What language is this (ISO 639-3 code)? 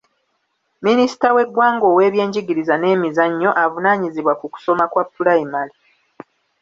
lug